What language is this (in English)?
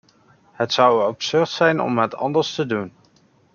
Dutch